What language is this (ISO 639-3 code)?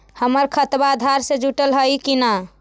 mag